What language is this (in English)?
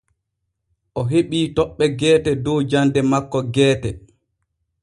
Borgu Fulfulde